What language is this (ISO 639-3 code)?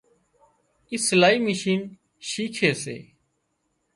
kxp